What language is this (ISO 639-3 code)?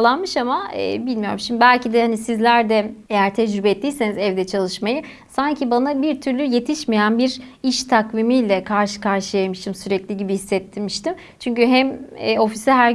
tur